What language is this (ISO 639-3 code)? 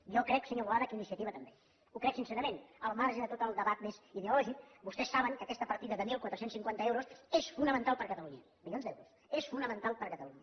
cat